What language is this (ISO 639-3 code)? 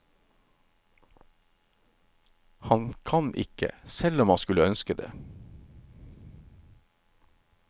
nor